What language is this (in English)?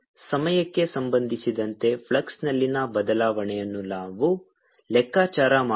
Kannada